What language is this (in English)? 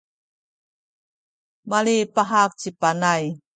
Sakizaya